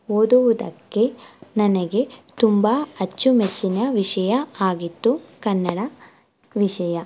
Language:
Kannada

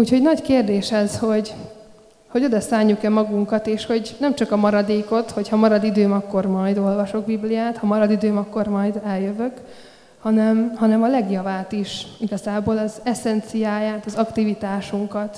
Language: Hungarian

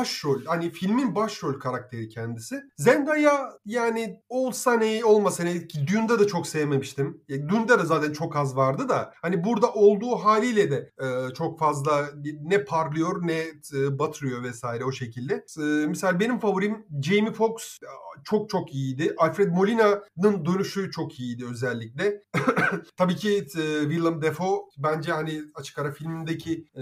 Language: Turkish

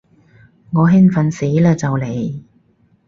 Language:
Cantonese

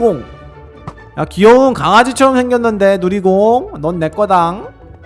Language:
Korean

